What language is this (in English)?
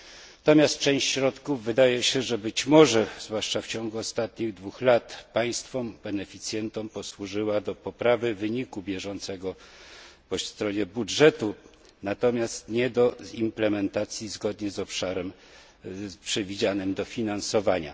Polish